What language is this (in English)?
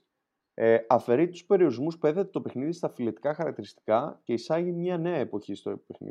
Greek